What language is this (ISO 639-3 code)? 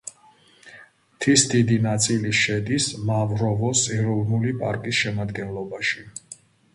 kat